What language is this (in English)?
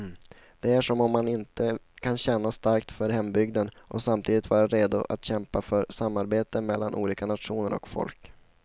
Swedish